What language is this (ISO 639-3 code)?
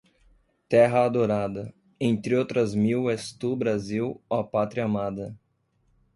por